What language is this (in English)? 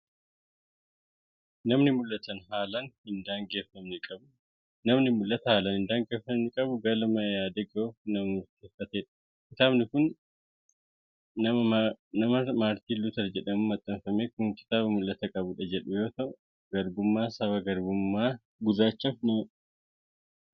Oromo